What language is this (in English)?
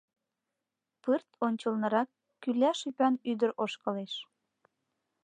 Mari